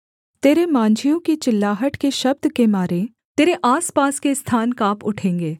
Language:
Hindi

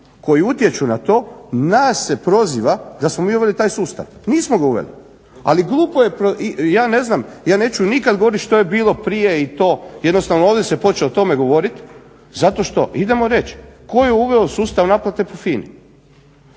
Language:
Croatian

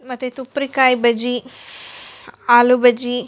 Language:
Kannada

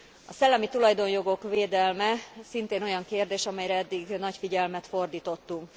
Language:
Hungarian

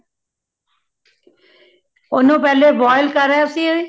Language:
Punjabi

